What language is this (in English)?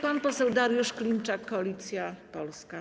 Polish